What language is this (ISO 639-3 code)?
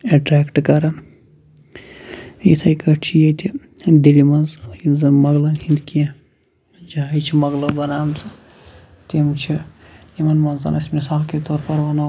kas